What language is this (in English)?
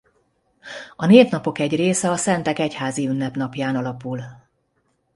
Hungarian